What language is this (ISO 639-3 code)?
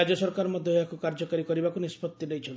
ori